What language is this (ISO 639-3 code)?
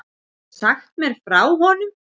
isl